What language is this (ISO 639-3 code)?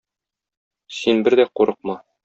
tat